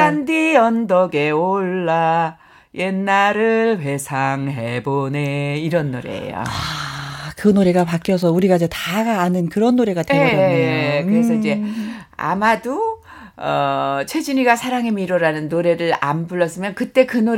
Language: Korean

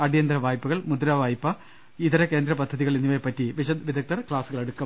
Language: Malayalam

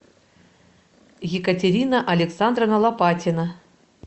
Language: Russian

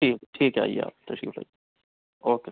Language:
Urdu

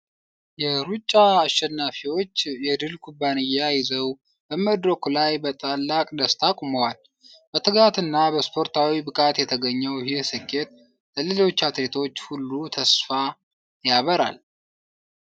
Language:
Amharic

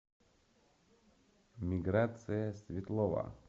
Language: Russian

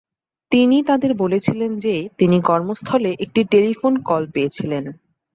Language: Bangla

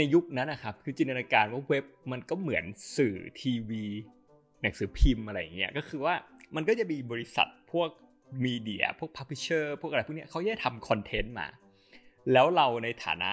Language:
Thai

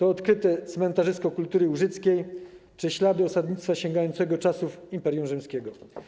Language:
Polish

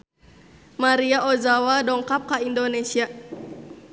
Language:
Sundanese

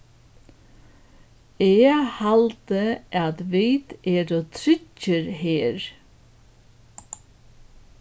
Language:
Faroese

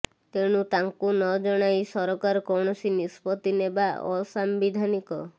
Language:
Odia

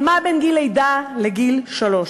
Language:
Hebrew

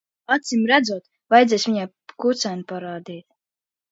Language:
Latvian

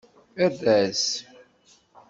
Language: Kabyle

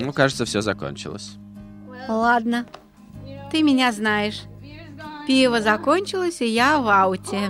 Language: Russian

